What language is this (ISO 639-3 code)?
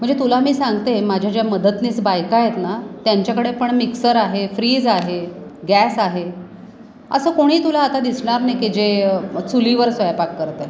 mar